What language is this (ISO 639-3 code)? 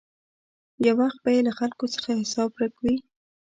pus